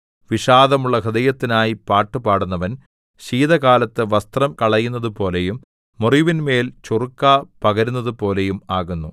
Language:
Malayalam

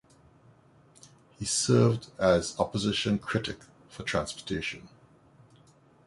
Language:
English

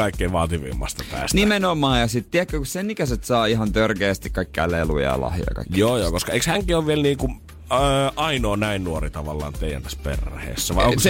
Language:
Finnish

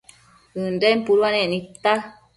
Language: Matsés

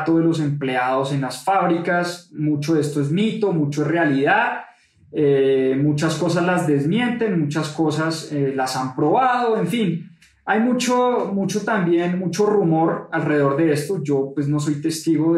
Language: Spanish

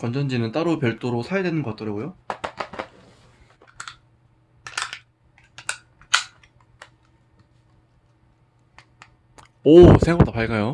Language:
Korean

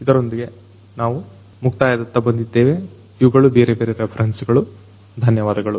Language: Kannada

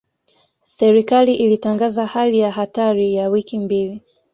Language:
Swahili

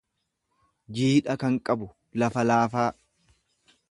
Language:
Oromo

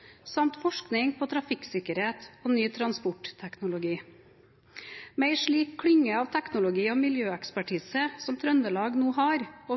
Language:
Norwegian Bokmål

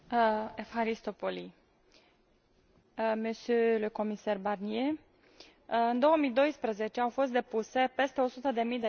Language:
Romanian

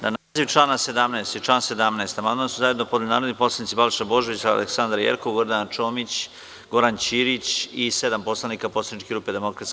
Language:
Serbian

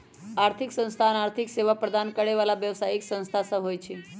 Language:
Magahi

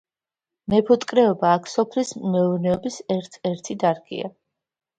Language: Georgian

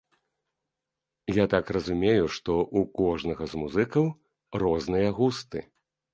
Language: Belarusian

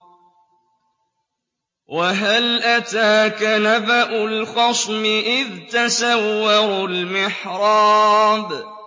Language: Arabic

